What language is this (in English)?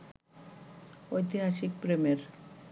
Bangla